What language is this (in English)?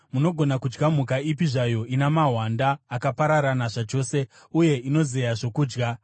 Shona